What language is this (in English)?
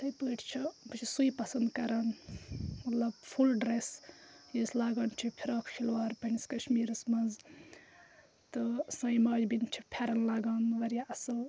Kashmiri